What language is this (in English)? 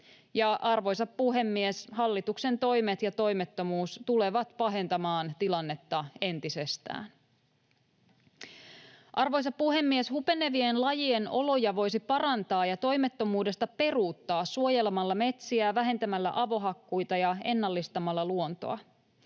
Finnish